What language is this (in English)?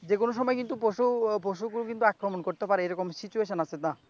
Bangla